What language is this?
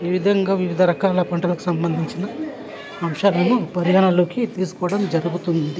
Telugu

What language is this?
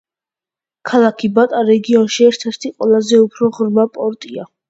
Georgian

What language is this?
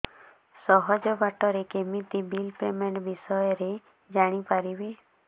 Odia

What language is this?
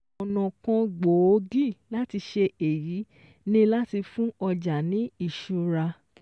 Yoruba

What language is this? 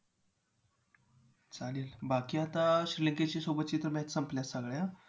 Marathi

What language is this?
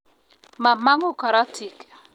Kalenjin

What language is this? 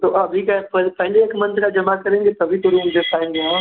Hindi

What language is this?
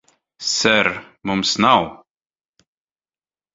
Latvian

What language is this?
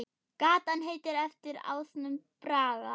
Icelandic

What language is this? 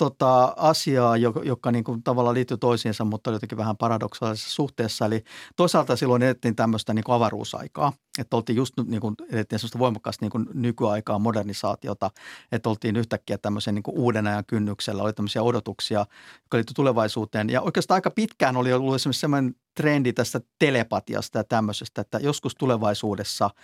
Finnish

